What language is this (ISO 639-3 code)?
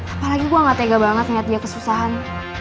ind